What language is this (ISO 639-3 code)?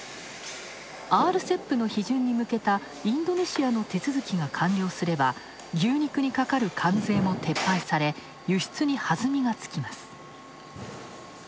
jpn